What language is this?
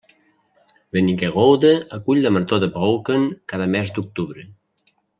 Catalan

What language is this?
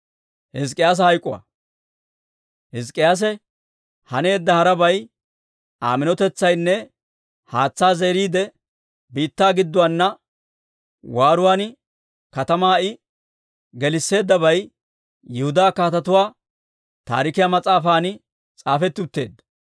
Dawro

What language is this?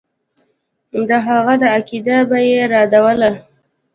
Pashto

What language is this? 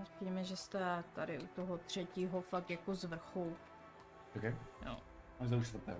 Czech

